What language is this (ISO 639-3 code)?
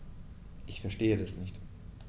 deu